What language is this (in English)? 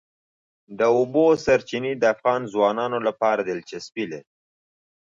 Pashto